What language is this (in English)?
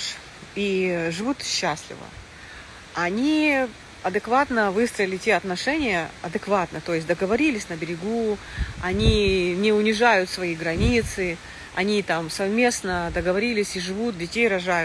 Russian